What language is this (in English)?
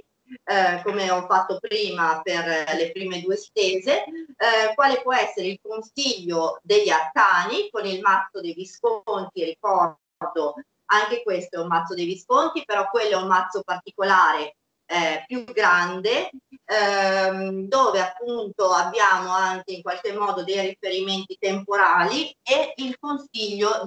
Italian